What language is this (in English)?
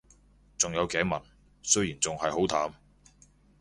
Cantonese